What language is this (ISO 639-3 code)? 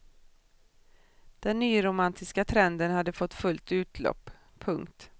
swe